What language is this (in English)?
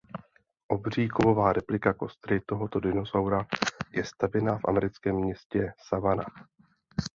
Czech